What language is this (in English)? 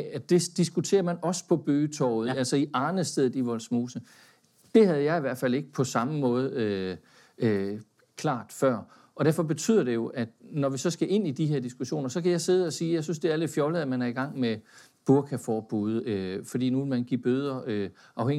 Danish